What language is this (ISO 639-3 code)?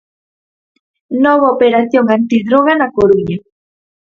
glg